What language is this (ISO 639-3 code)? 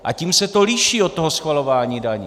ces